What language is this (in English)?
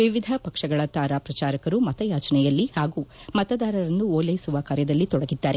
Kannada